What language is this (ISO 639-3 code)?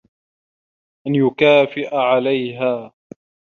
ara